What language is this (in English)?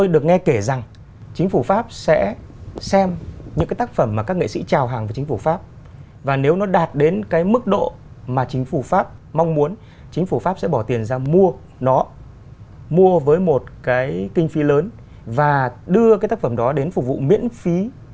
Vietnamese